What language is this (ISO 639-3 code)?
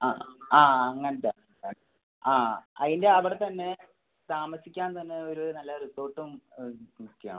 mal